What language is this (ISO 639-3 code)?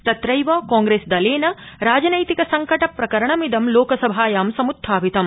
san